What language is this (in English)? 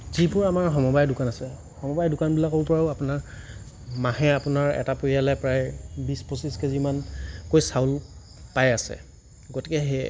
Assamese